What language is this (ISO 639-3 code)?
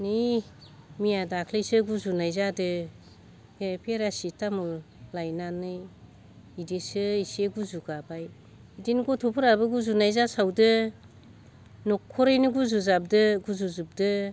brx